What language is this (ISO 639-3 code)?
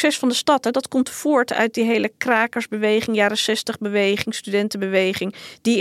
nld